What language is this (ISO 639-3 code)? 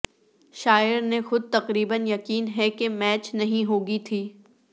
urd